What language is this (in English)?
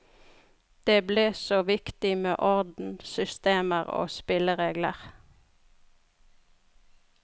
Norwegian